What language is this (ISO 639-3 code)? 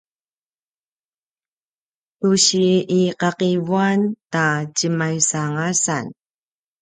pwn